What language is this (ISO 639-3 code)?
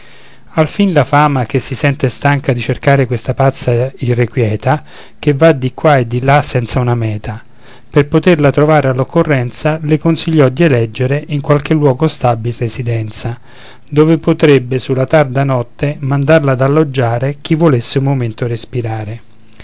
ita